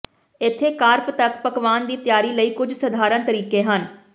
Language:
Punjabi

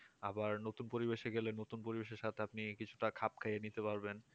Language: Bangla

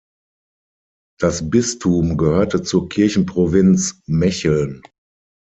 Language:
German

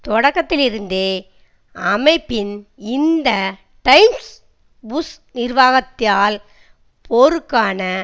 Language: Tamil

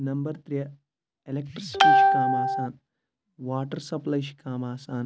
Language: Kashmiri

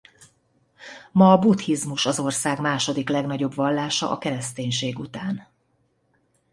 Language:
Hungarian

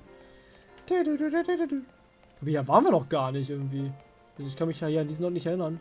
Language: German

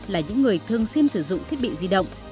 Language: Vietnamese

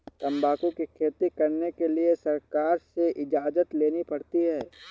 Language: Hindi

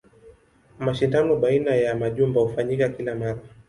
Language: Swahili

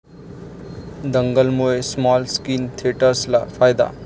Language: Marathi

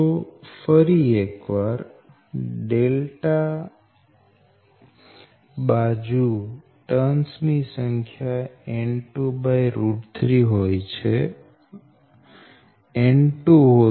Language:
Gujarati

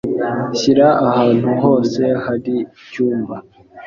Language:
Kinyarwanda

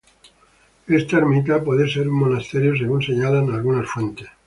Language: Spanish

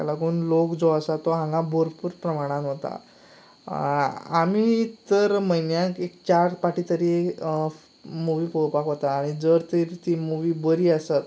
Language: Konkani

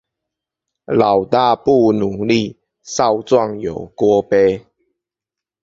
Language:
Chinese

